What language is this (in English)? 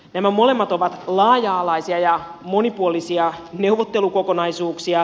Finnish